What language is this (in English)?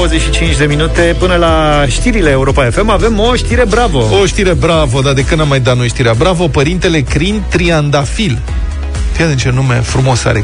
Romanian